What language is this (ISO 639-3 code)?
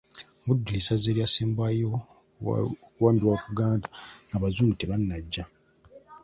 lug